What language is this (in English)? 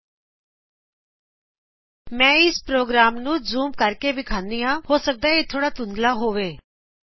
Punjabi